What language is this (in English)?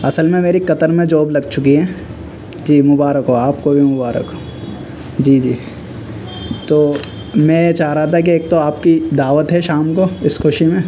Urdu